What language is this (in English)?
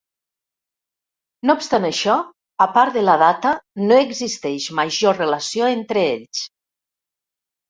Catalan